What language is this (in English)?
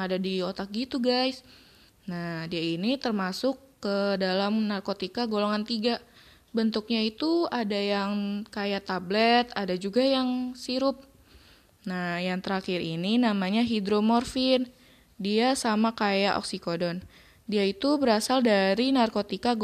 Indonesian